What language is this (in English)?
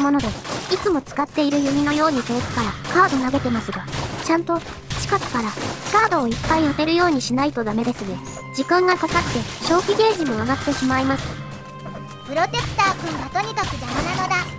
Japanese